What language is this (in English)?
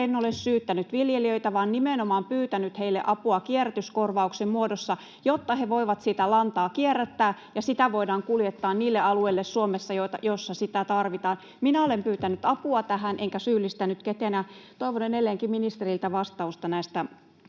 Finnish